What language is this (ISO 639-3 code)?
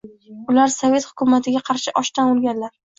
uzb